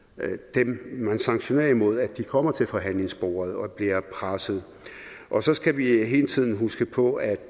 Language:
Danish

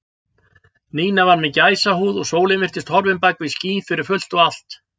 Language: Icelandic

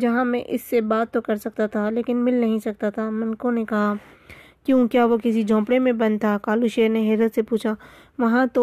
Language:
Urdu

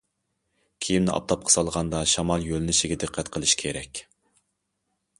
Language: Uyghur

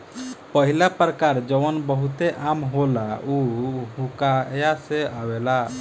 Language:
Bhojpuri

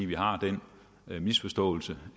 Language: Danish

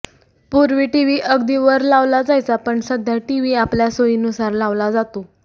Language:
Marathi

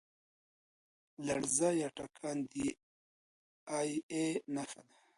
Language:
Pashto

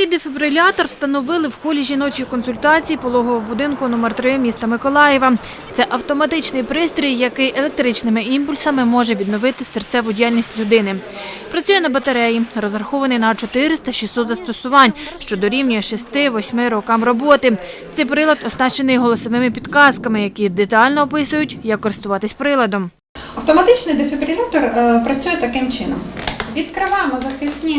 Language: Ukrainian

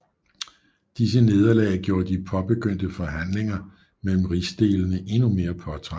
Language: Danish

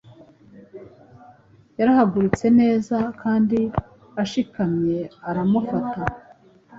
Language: Kinyarwanda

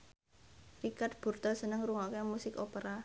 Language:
Javanese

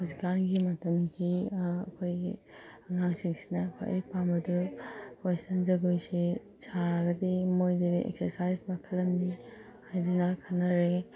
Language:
Manipuri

